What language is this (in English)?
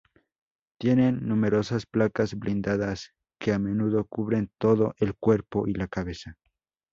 Spanish